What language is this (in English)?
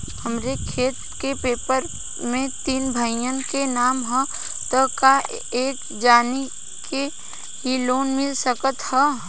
Bhojpuri